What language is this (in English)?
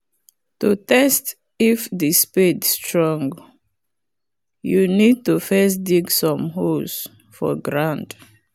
Nigerian Pidgin